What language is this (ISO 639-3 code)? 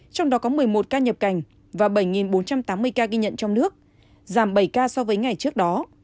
vie